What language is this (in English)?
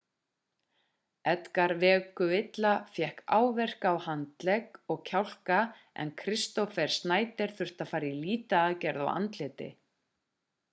Icelandic